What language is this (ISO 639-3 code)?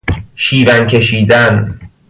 fas